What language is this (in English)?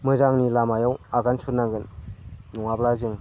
Bodo